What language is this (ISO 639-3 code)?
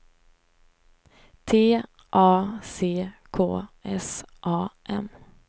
swe